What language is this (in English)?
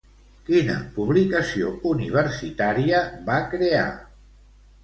Catalan